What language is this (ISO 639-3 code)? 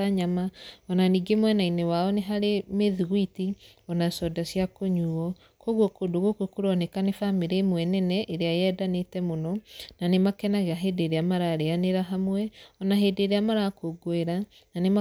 kik